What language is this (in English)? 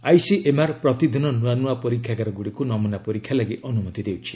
Odia